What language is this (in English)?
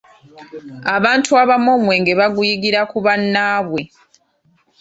Ganda